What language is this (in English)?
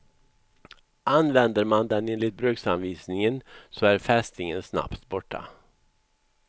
Swedish